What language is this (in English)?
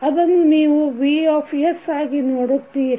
Kannada